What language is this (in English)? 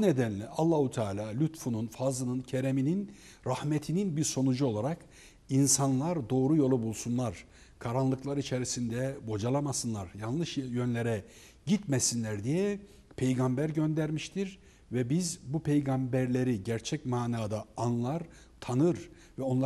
Turkish